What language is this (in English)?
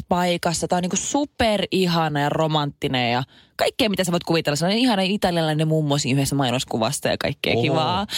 Finnish